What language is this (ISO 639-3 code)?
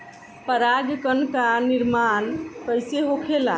bho